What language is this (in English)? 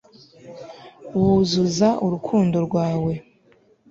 Kinyarwanda